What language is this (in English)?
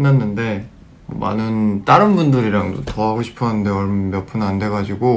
Korean